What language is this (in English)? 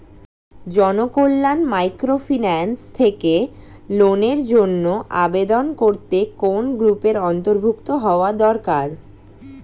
Bangla